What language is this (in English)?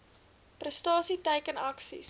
Afrikaans